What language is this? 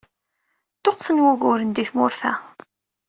Kabyle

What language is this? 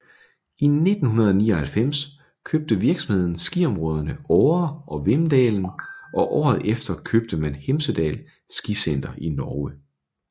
Danish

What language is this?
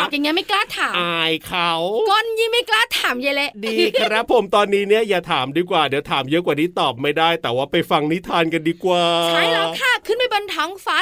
Thai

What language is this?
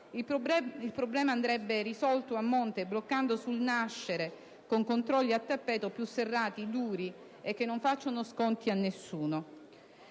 Italian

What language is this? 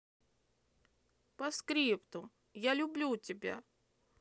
Russian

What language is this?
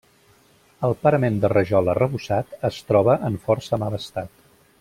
Catalan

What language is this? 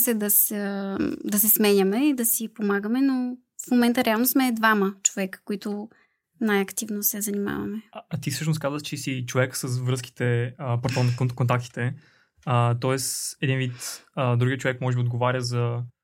Bulgarian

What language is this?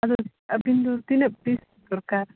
Santali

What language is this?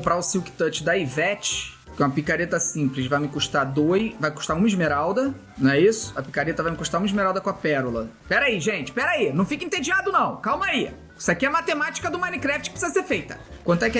Portuguese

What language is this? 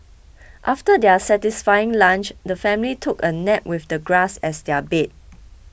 English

